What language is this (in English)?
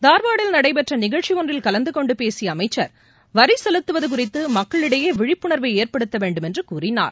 Tamil